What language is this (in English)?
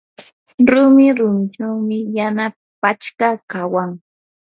Yanahuanca Pasco Quechua